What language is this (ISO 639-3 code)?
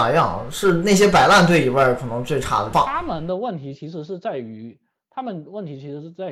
zho